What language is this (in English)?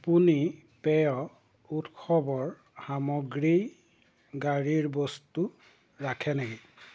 Assamese